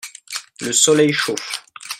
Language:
French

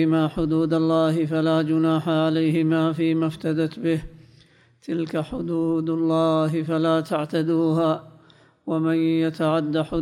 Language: Arabic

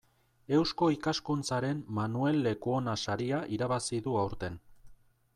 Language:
Basque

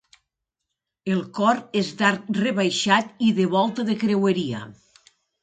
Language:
Catalan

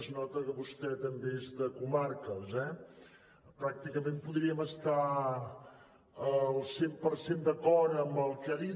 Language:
Catalan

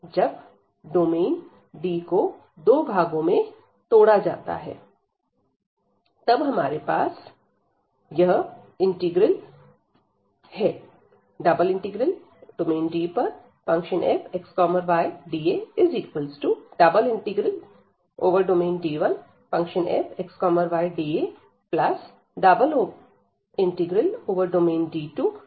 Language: Hindi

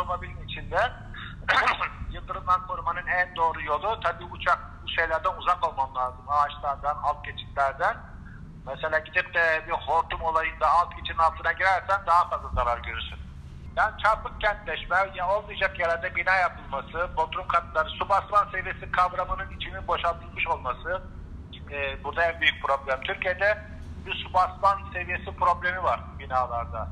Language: Turkish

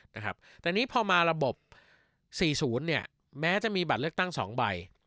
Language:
Thai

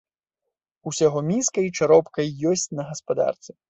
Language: Belarusian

